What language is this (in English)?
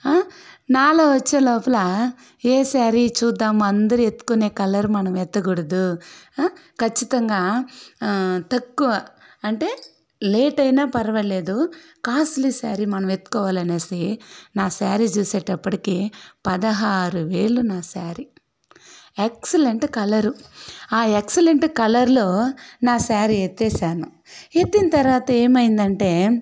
Telugu